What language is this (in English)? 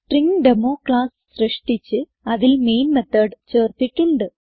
Malayalam